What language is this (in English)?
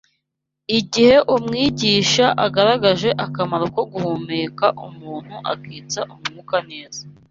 Kinyarwanda